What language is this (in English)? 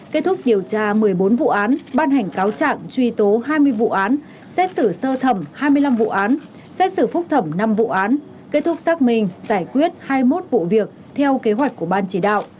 Vietnamese